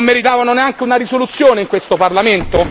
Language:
Italian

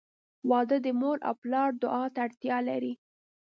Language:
Pashto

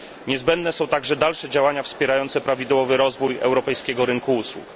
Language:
Polish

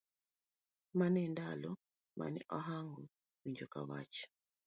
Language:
Luo (Kenya and Tanzania)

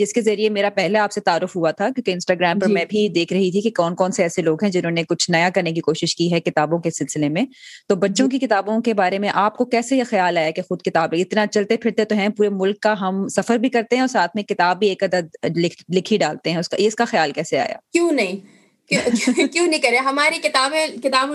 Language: Urdu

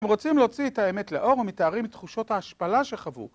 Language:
Hebrew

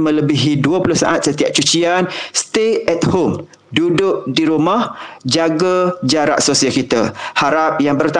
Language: Malay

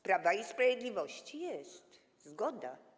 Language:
Polish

